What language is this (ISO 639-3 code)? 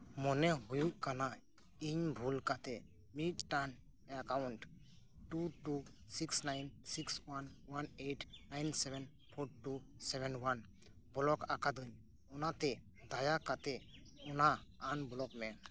sat